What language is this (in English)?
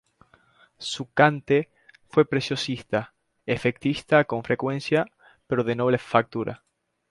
Spanish